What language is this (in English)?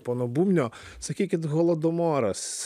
Lithuanian